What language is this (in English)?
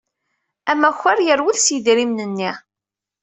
Kabyle